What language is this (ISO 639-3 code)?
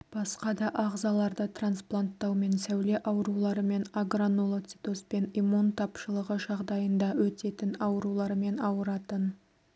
kaz